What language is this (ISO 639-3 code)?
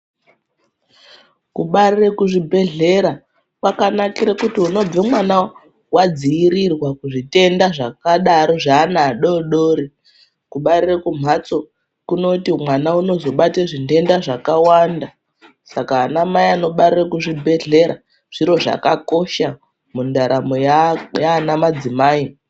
ndc